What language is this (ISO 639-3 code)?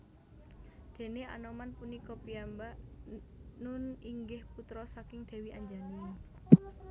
jav